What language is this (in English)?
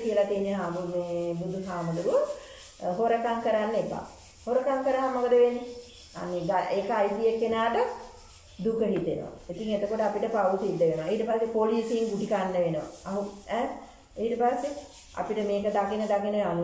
Indonesian